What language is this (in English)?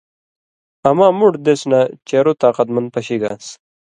Indus Kohistani